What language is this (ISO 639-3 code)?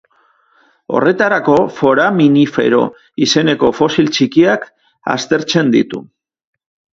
eus